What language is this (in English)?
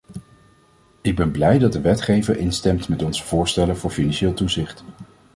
Dutch